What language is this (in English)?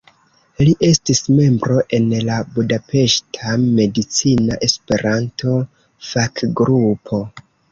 Esperanto